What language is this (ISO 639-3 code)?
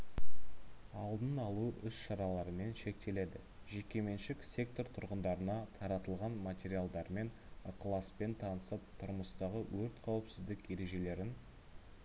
kaz